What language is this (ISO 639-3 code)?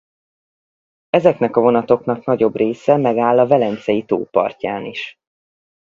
hun